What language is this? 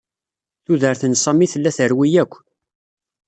Kabyle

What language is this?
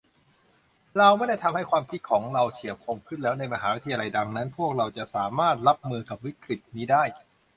Thai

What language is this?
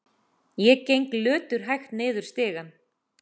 Icelandic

